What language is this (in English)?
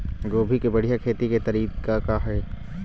Chhattisgarhi